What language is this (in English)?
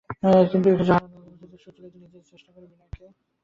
Bangla